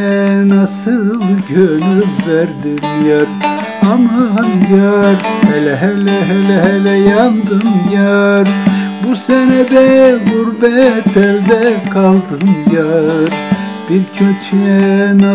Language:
Turkish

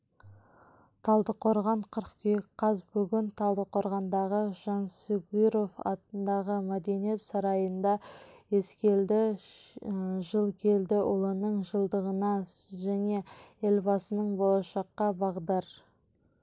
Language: Kazakh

